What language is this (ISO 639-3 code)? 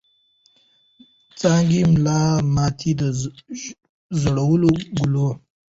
pus